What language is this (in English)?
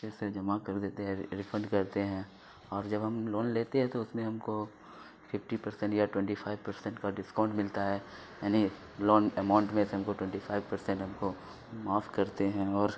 Urdu